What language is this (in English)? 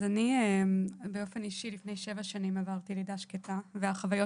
Hebrew